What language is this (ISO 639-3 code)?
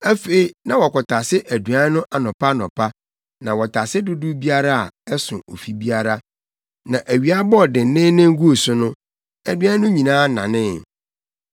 aka